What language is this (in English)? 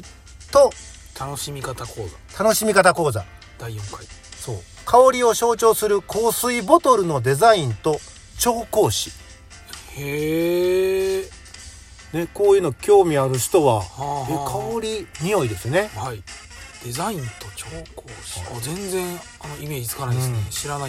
Japanese